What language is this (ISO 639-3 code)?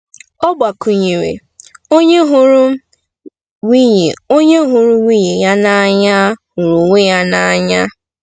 ibo